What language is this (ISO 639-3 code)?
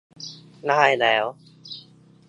tha